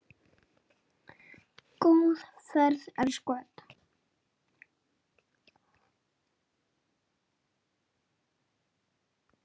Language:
Icelandic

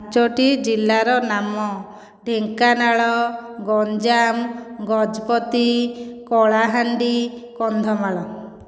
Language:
Odia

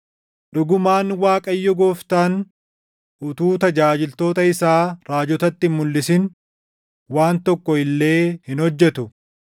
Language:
Oromo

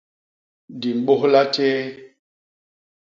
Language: Basaa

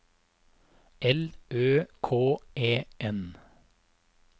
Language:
Norwegian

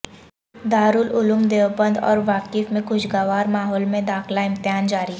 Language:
Urdu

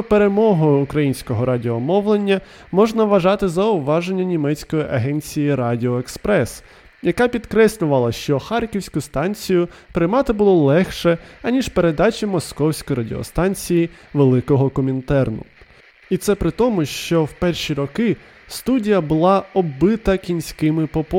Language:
Ukrainian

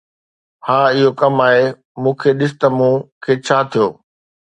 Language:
Sindhi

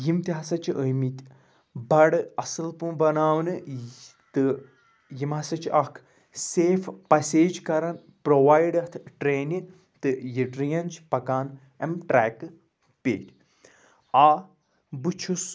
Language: Kashmiri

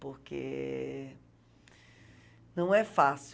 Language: Portuguese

